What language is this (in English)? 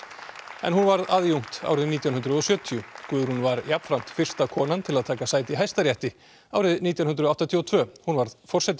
Icelandic